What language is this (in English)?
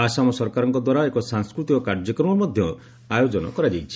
Odia